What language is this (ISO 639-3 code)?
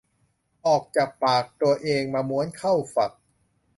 tha